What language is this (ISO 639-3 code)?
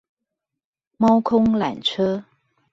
zho